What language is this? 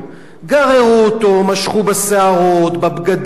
Hebrew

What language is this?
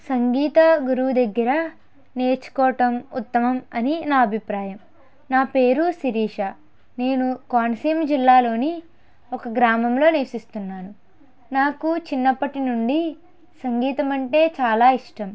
Telugu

